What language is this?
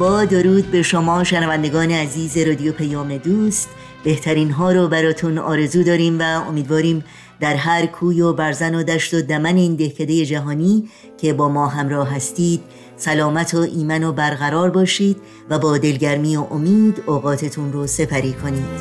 Persian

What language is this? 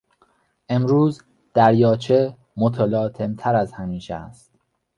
Persian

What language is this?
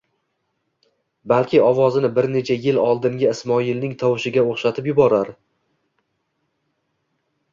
Uzbek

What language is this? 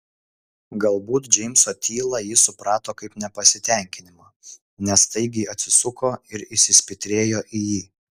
Lithuanian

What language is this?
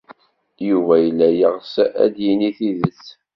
Kabyle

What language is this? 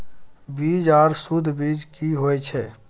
Maithili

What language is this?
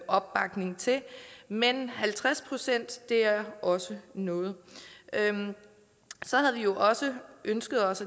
Danish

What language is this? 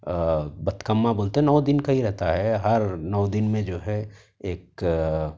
Urdu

